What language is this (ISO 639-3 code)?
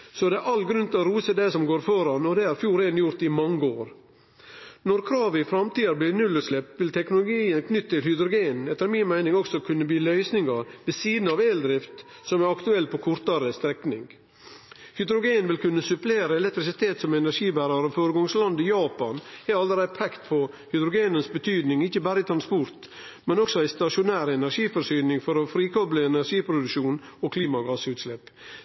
nno